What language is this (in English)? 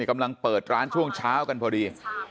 Thai